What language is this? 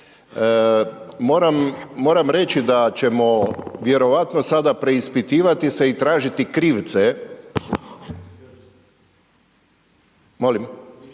Croatian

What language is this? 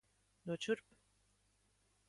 Latvian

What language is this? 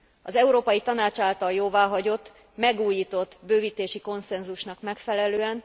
Hungarian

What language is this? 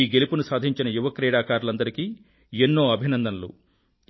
Telugu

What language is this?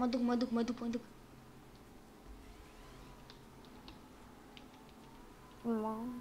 Romanian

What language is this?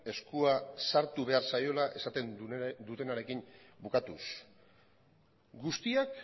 Basque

